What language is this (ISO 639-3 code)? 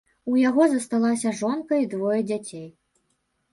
bel